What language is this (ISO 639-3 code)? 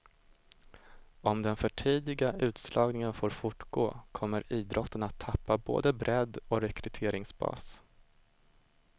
swe